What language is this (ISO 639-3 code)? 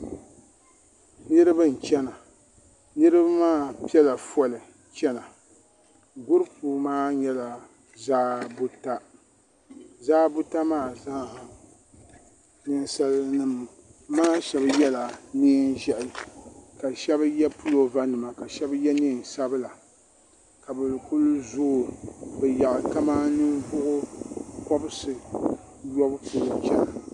dag